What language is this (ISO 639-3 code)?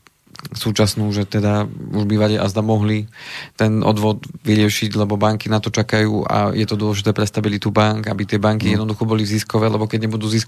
slk